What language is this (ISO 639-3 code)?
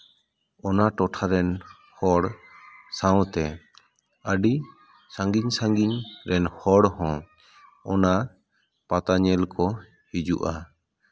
sat